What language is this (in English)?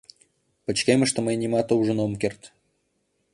Mari